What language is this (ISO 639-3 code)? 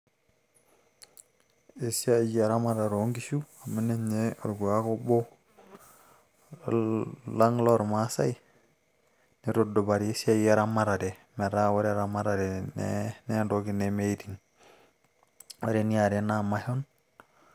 mas